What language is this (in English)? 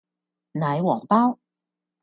Cantonese